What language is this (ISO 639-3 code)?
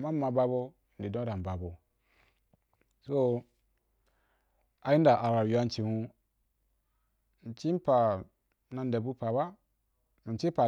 juk